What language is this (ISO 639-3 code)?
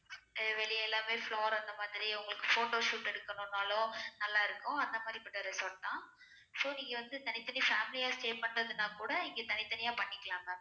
tam